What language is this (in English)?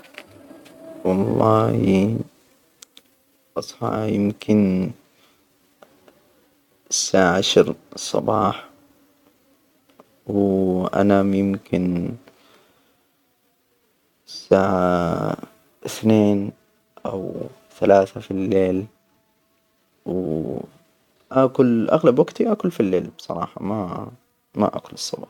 Hijazi Arabic